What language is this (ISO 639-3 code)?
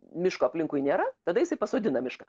lit